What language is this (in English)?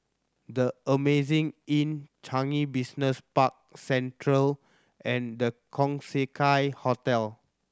English